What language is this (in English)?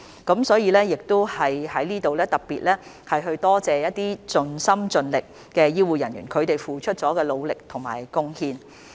Cantonese